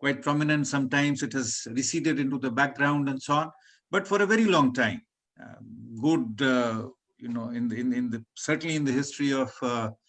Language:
English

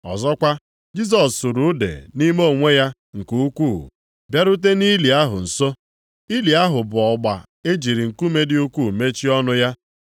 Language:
Igbo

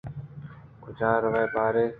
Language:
Eastern Balochi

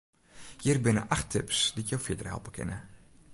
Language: Western Frisian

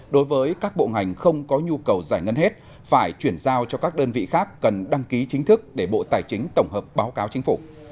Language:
Vietnamese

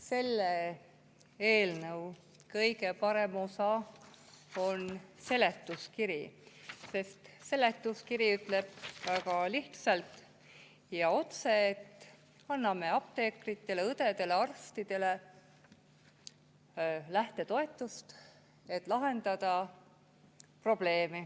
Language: Estonian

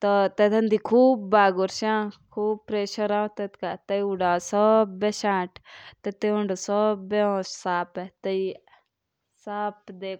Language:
Jaunsari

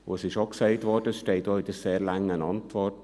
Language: Swiss German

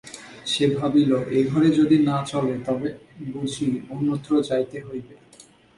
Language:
Bangla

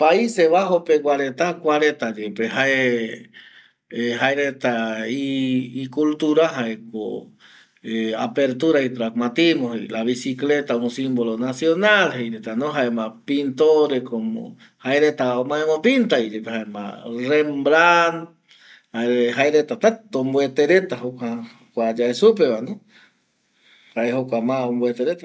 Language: Eastern Bolivian Guaraní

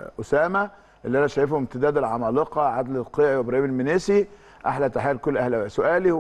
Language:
Arabic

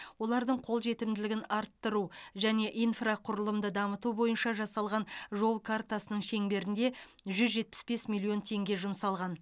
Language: Kazakh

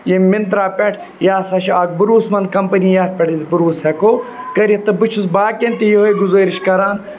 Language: Kashmiri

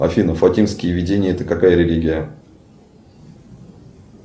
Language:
Russian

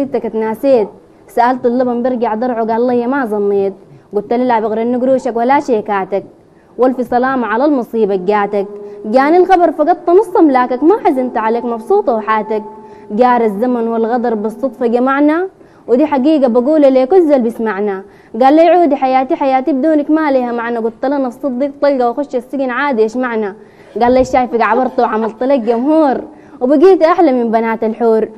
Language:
Arabic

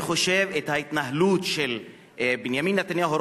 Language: Hebrew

